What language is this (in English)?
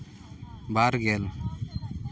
Santali